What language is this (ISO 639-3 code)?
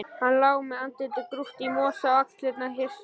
isl